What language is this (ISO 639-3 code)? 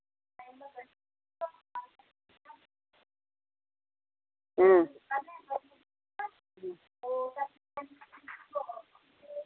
doi